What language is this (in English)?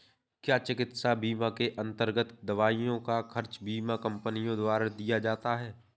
Hindi